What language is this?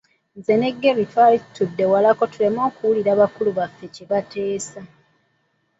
Ganda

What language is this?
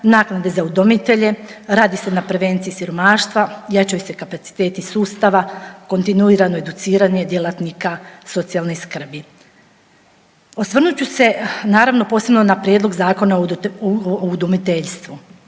Croatian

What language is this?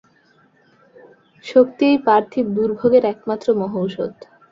Bangla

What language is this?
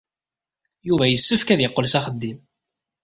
Kabyle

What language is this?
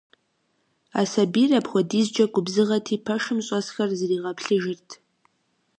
Kabardian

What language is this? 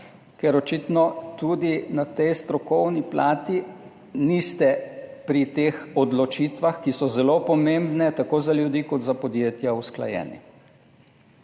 Slovenian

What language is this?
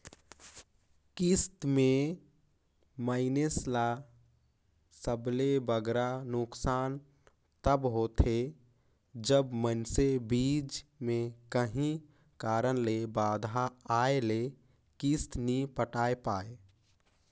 Chhattisgarhi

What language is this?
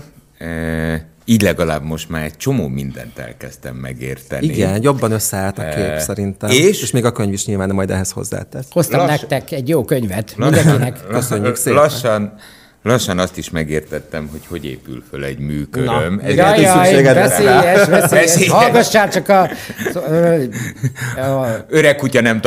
Hungarian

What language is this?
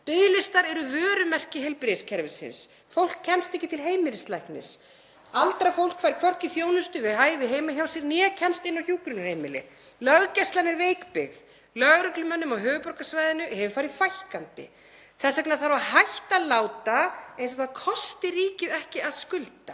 Icelandic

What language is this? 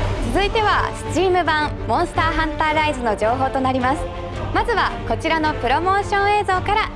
Japanese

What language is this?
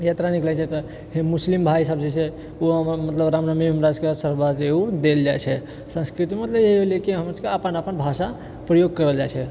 Maithili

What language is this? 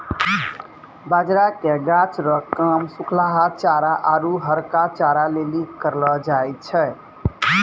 Maithili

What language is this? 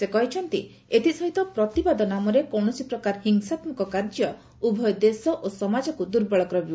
Odia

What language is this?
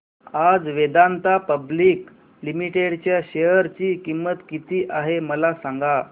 Marathi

